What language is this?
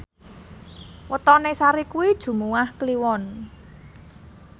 Javanese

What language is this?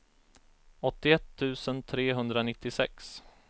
Swedish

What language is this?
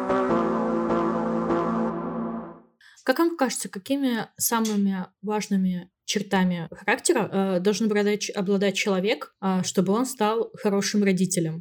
Russian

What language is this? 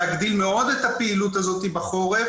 Hebrew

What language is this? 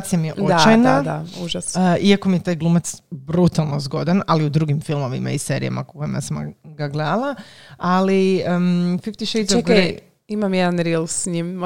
Croatian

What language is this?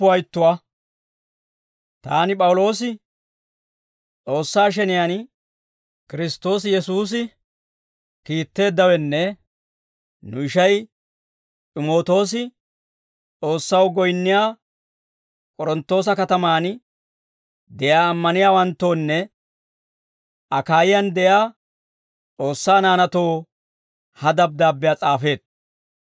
Dawro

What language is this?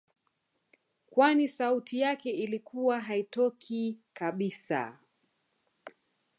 Swahili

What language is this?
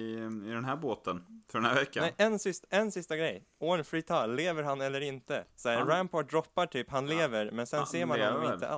Swedish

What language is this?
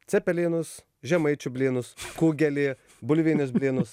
Lithuanian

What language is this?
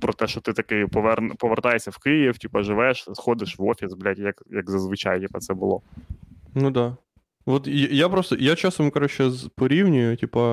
Ukrainian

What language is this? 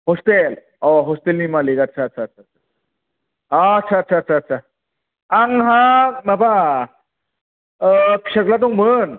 Bodo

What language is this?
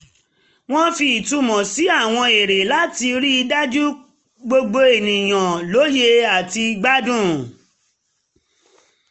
Yoruba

